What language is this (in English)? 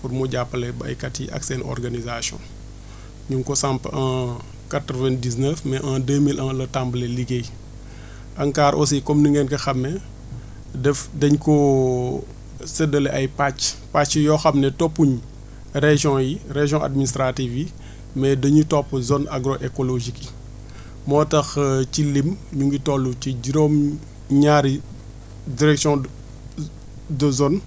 Wolof